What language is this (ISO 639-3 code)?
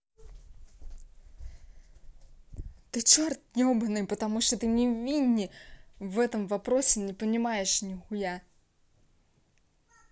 rus